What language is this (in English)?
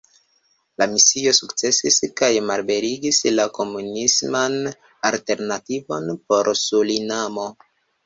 Esperanto